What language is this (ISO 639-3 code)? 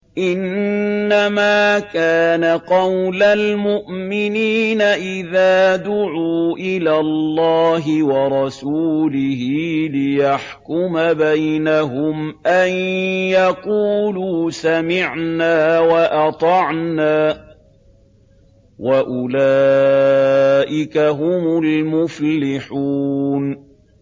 ara